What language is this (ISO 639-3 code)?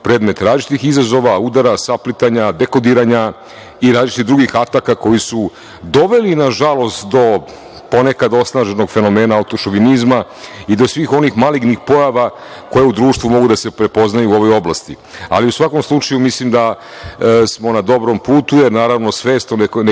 srp